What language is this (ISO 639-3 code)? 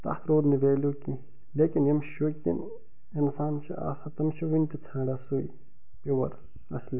kas